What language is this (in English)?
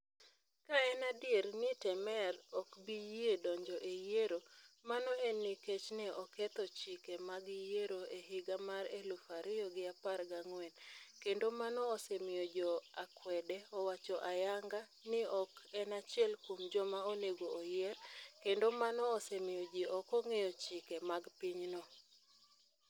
Luo (Kenya and Tanzania)